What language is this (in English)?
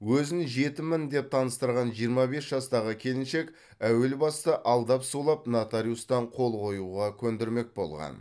Kazakh